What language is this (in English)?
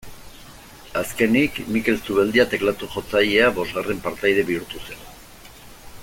Basque